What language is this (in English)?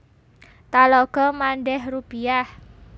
Javanese